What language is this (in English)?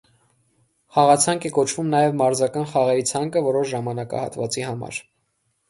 Armenian